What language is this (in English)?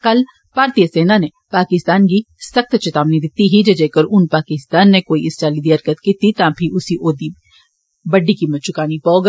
Dogri